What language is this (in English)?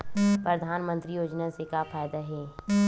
Chhattisgarhi